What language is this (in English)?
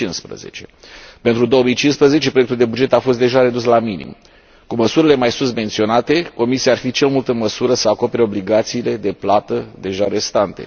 Romanian